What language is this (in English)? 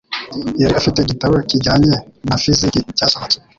Kinyarwanda